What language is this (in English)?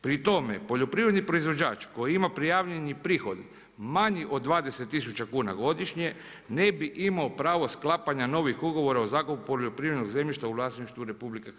Croatian